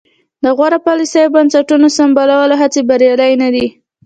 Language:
Pashto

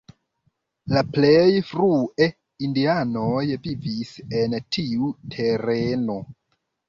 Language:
Esperanto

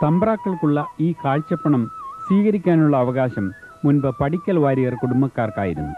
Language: Malayalam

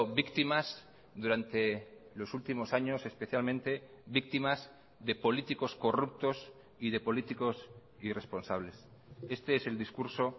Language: Spanish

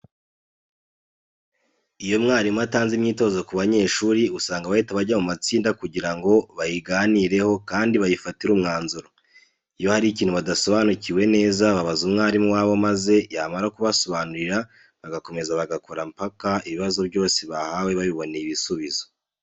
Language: Kinyarwanda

